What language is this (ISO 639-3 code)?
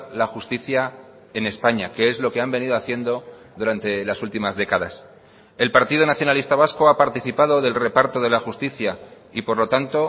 spa